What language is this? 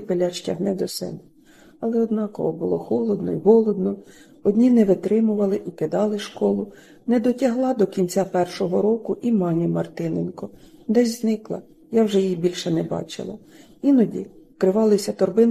Ukrainian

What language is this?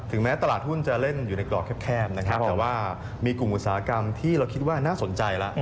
Thai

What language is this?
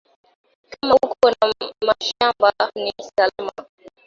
Swahili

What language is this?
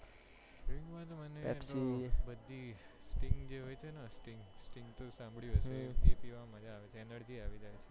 Gujarati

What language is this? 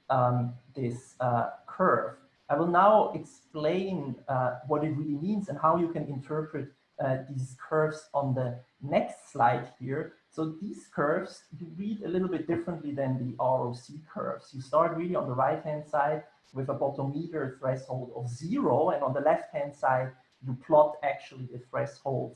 English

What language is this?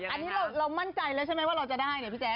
Thai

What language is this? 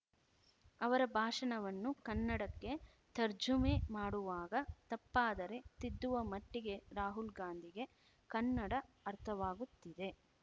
Kannada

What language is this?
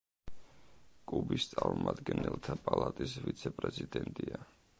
Georgian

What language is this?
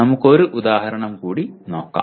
Malayalam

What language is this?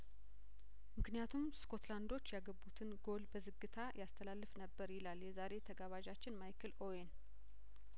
Amharic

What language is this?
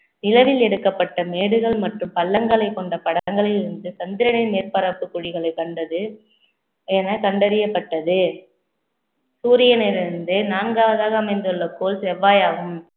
Tamil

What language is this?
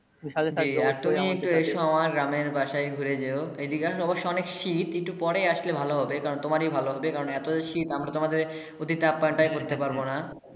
Bangla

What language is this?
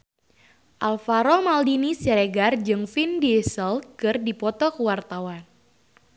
Sundanese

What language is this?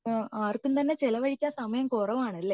Malayalam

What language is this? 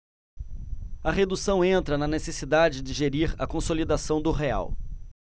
Portuguese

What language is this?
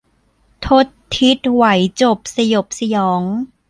Thai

